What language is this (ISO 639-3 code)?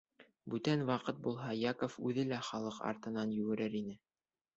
bak